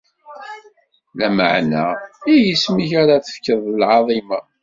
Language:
Kabyle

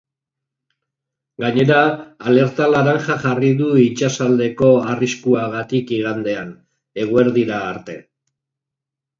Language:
Basque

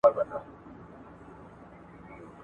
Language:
Pashto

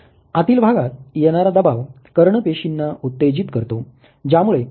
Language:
Marathi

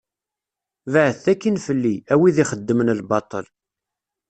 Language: Kabyle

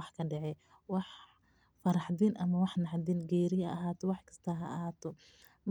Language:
Somali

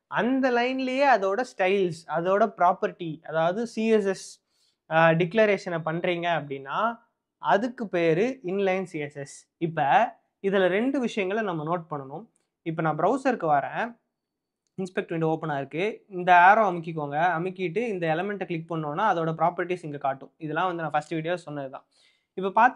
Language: Tamil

